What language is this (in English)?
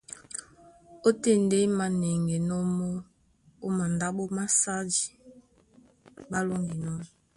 Duala